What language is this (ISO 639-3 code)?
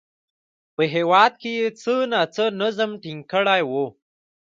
pus